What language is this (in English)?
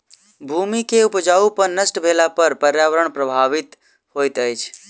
Maithili